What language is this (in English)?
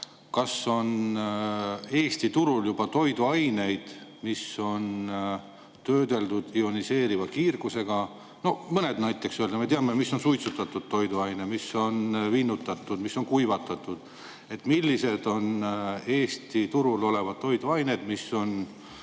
Estonian